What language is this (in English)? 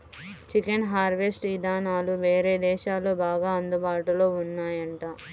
Telugu